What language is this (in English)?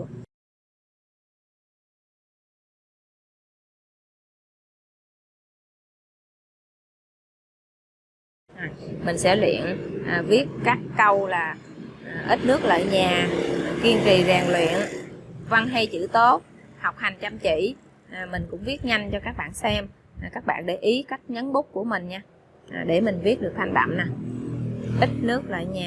Vietnamese